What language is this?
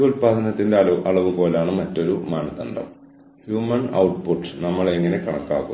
Malayalam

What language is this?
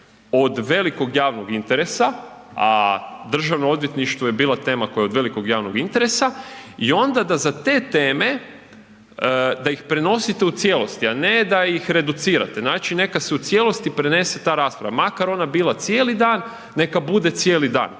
Croatian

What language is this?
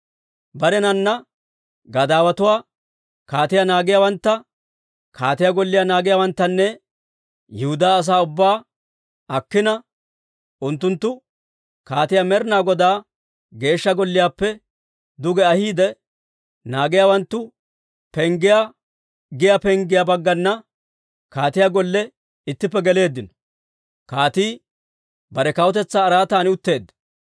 Dawro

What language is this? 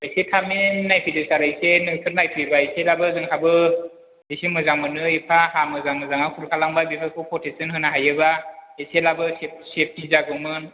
Bodo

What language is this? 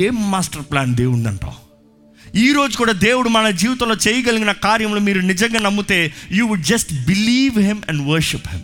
Telugu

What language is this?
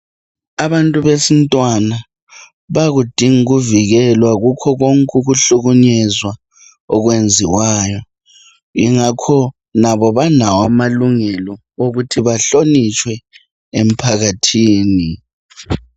North Ndebele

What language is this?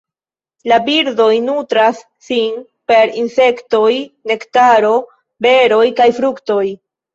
Esperanto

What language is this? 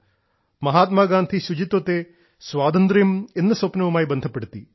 Malayalam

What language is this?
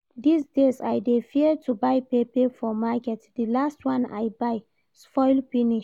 Nigerian Pidgin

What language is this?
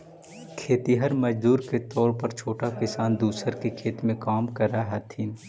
Magahi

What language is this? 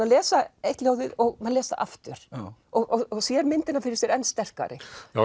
Icelandic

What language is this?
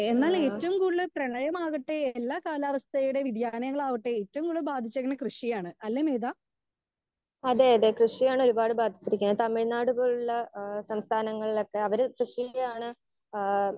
Malayalam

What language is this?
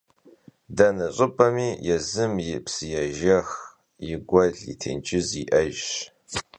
Kabardian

